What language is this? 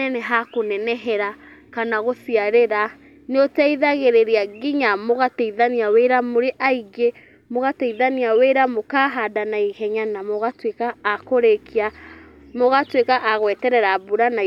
Kikuyu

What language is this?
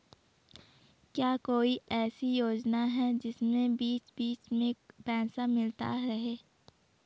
Hindi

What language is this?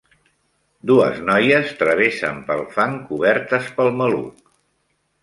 Catalan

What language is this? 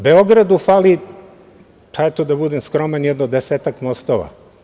Serbian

